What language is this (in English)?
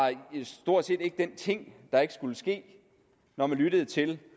Danish